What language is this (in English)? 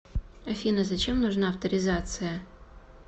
Russian